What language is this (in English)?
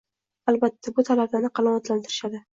Uzbek